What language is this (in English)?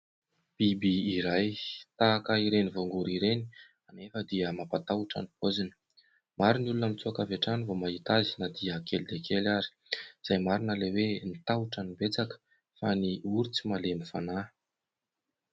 Malagasy